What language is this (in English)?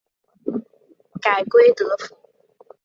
Chinese